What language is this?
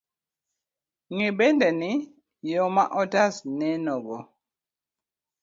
Luo (Kenya and Tanzania)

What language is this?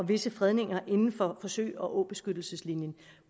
Danish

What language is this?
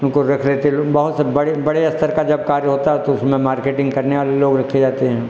Hindi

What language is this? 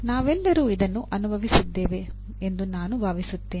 Kannada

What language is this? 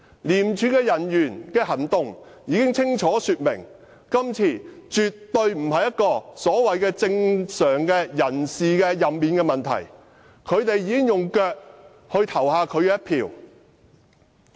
Cantonese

